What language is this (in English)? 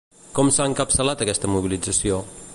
Catalan